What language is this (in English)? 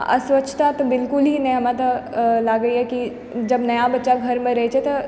Maithili